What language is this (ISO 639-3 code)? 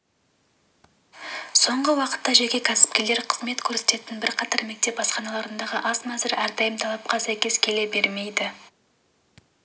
kaz